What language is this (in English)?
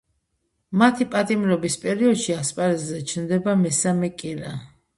Georgian